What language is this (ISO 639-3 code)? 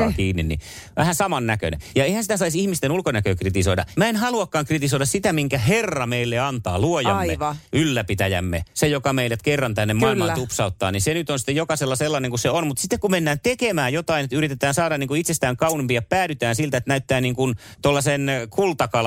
fin